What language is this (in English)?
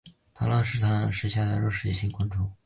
Chinese